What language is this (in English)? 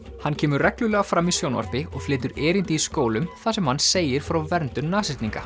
Icelandic